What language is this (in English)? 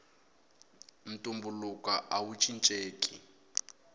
Tsonga